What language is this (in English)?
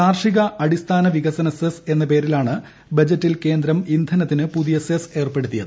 Malayalam